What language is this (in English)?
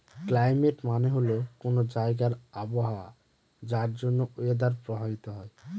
Bangla